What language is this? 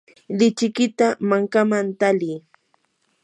Yanahuanca Pasco Quechua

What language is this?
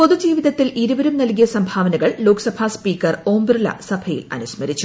Malayalam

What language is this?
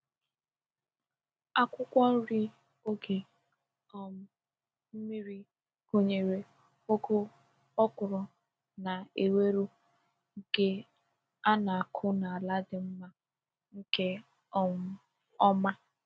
Igbo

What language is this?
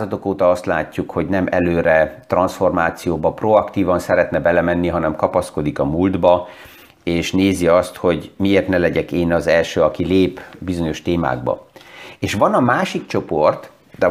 Hungarian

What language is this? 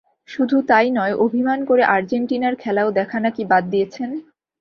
Bangla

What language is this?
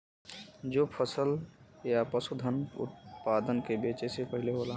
Bhojpuri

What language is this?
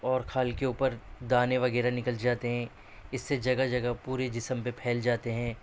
Urdu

